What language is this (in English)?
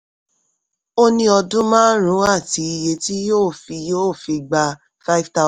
Yoruba